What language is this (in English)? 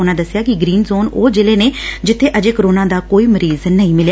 Punjabi